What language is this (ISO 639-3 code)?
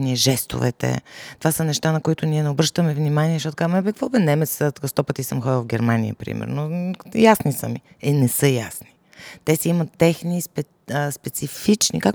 bul